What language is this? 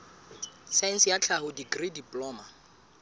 Southern Sotho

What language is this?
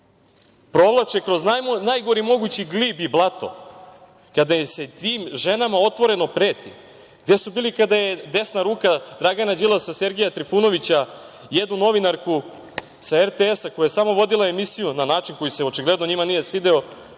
Serbian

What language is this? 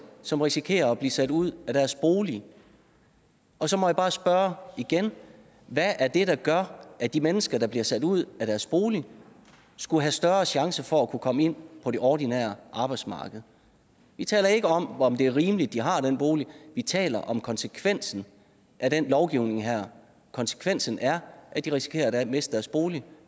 Danish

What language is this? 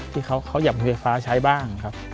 Thai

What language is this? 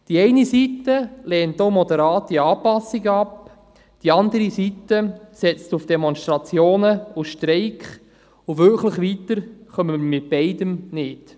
Swiss German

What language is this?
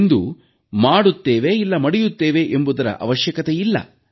Kannada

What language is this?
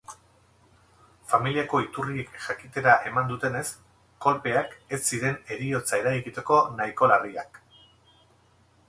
Basque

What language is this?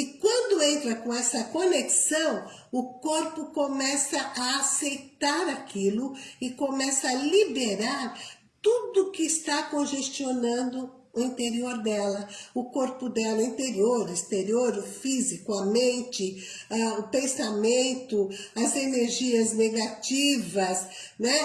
Portuguese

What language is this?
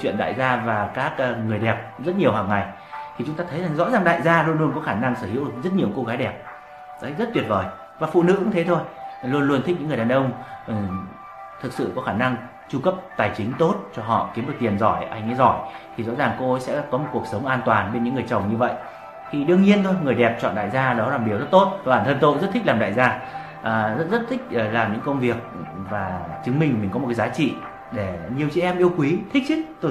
Vietnamese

